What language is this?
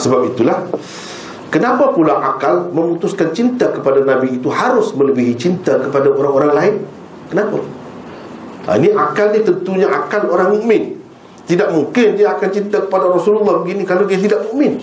Malay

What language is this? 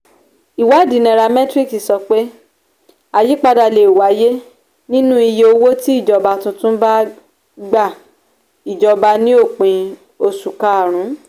Yoruba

